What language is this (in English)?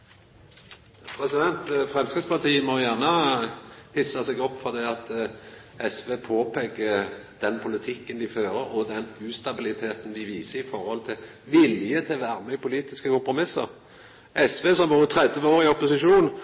Norwegian